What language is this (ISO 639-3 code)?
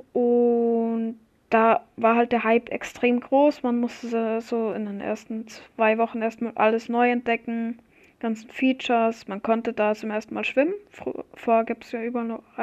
deu